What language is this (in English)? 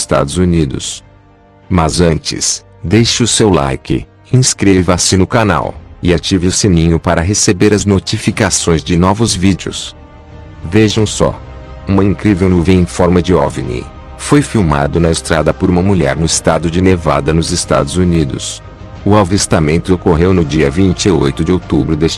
Portuguese